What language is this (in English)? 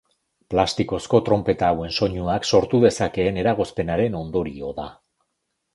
Basque